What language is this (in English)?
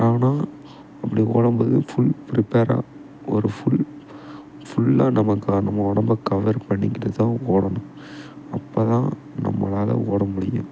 Tamil